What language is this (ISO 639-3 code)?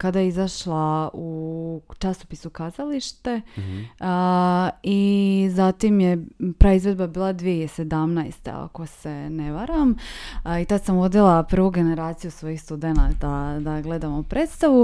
hrv